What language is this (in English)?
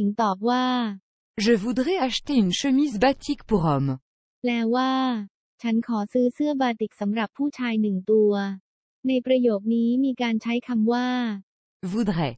Thai